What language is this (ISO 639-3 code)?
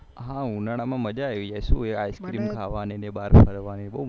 guj